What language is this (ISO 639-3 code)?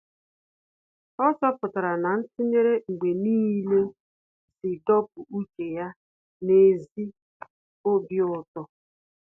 ibo